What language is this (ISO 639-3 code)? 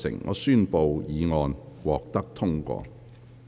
yue